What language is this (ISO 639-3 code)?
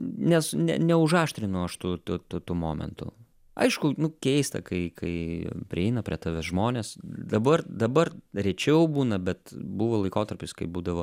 lit